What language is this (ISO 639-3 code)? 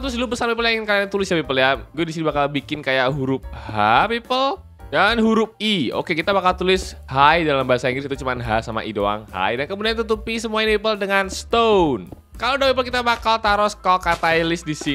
ind